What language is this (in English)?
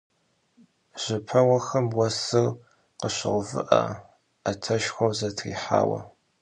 Kabardian